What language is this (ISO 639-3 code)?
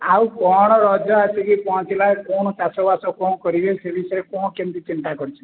ori